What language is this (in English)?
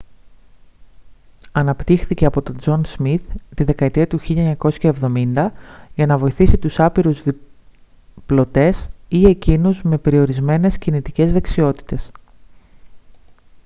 Greek